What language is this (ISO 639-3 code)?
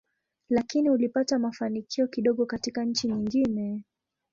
swa